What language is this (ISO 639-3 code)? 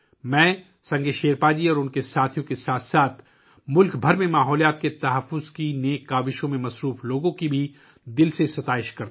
urd